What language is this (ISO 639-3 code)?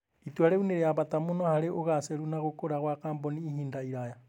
kik